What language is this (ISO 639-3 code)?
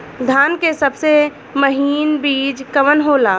bho